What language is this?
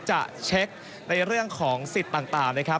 Thai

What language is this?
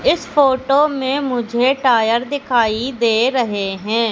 Hindi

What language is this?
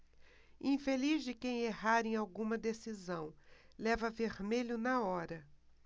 Portuguese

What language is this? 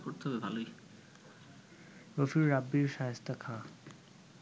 Bangla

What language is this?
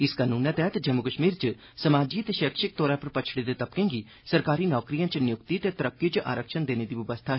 Dogri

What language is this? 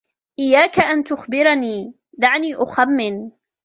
Arabic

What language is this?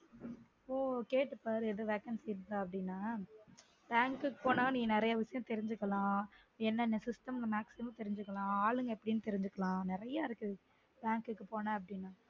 Tamil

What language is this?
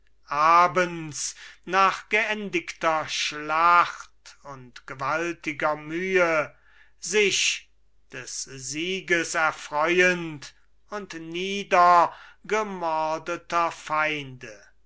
German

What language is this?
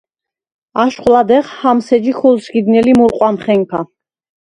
Svan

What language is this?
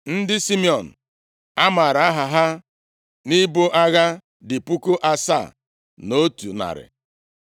Igbo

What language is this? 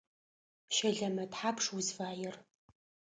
Adyghe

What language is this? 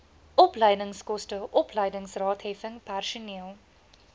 Afrikaans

